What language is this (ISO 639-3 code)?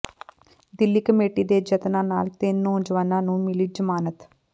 pan